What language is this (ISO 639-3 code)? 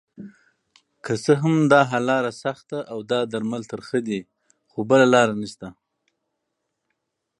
pus